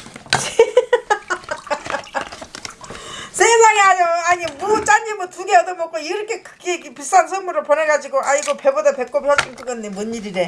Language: Korean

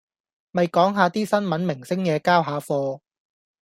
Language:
Cantonese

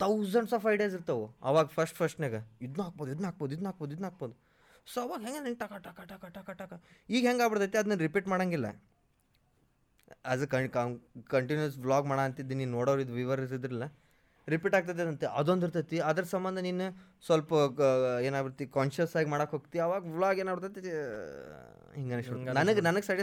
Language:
Kannada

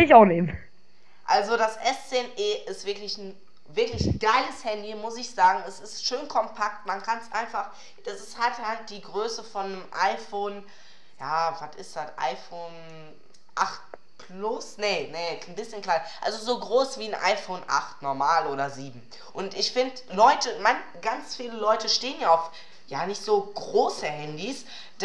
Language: German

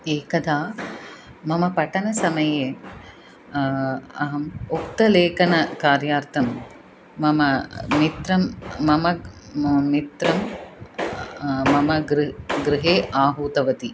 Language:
Sanskrit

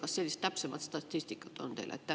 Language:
Estonian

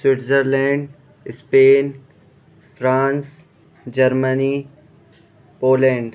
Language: Urdu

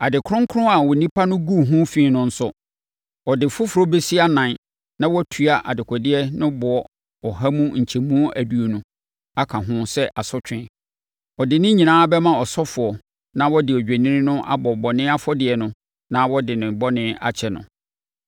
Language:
Akan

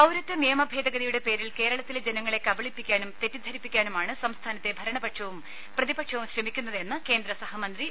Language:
Malayalam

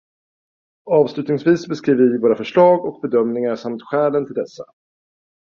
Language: Swedish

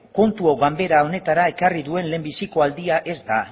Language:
Basque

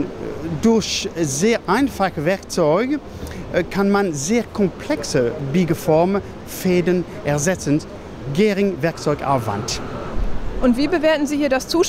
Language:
German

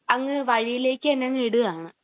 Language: Malayalam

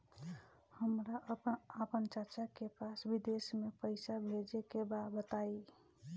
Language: Bhojpuri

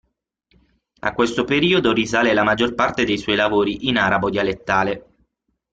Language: Italian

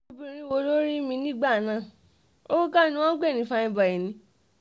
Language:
Yoruba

